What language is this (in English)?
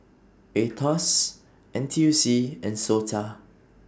English